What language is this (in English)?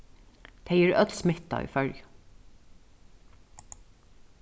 Faroese